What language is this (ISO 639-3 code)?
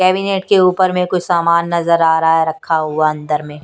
hin